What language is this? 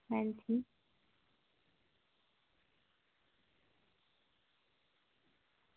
Dogri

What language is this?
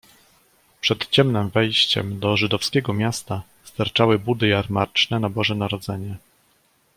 Polish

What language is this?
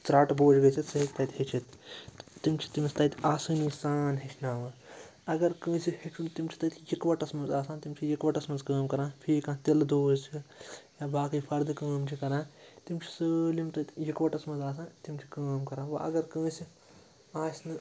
Kashmiri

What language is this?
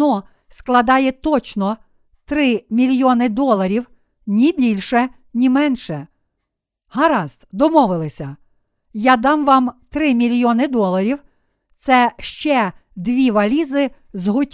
Ukrainian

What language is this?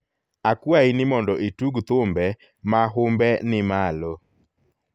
Luo (Kenya and Tanzania)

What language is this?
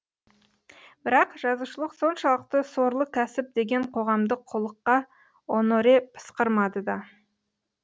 Kazakh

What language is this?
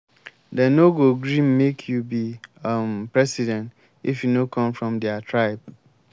Nigerian Pidgin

